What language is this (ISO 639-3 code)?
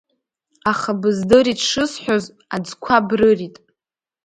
abk